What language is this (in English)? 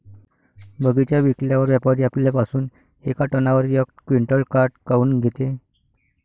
Marathi